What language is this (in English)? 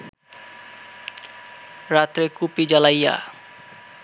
Bangla